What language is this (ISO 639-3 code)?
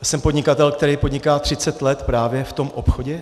ces